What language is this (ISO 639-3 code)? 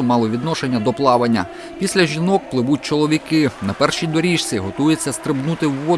ukr